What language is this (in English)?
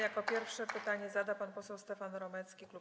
Polish